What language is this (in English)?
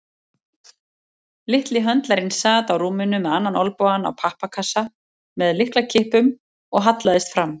Icelandic